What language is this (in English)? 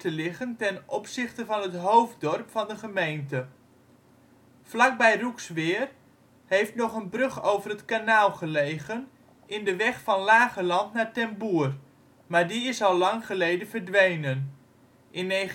Dutch